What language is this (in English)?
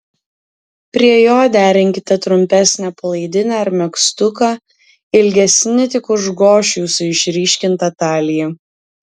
Lithuanian